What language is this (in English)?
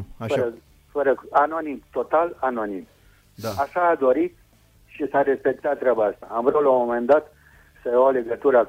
Romanian